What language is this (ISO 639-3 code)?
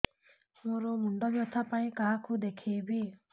ori